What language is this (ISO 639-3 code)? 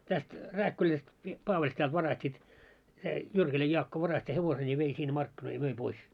fin